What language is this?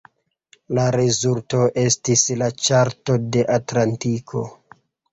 Esperanto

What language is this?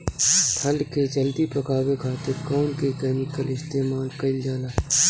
Bhojpuri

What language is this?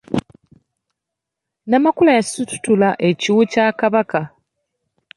Ganda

